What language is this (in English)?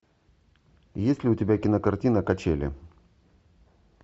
Russian